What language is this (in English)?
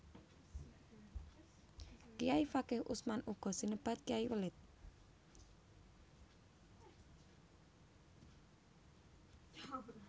Javanese